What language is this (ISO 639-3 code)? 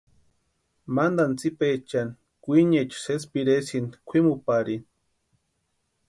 pua